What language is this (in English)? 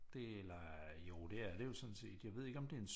Danish